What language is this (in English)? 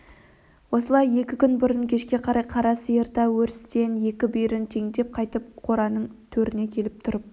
Kazakh